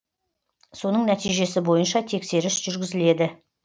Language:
Kazakh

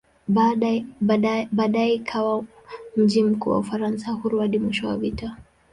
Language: Swahili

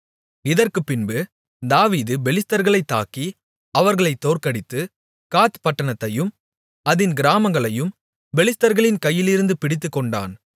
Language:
Tamil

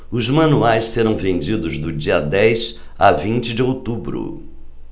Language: Portuguese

